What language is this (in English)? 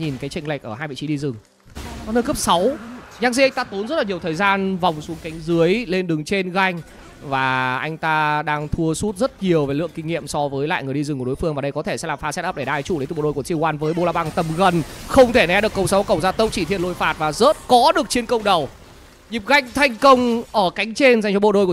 Vietnamese